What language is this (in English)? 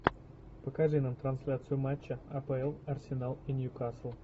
Russian